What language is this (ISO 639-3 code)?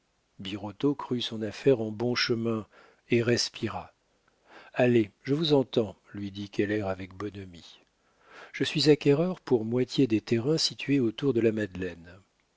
fra